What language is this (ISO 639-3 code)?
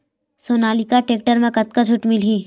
hne